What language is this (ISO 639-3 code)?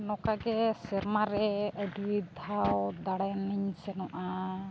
sat